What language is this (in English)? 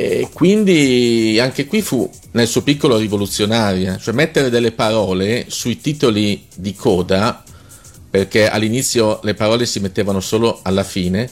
Italian